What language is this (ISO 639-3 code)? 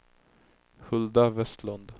swe